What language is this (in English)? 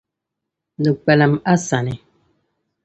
Dagbani